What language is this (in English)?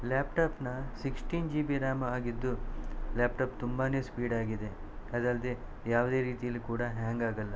Kannada